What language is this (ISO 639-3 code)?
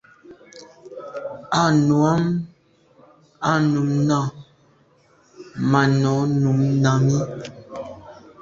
byv